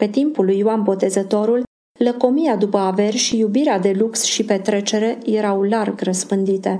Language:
Romanian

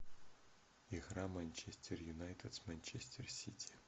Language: Russian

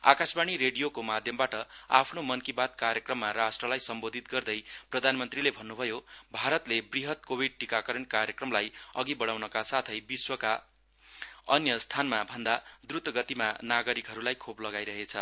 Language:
Nepali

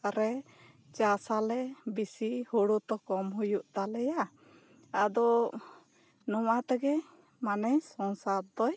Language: Santali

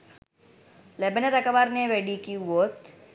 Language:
Sinhala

